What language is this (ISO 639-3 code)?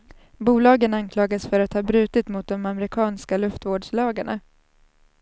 swe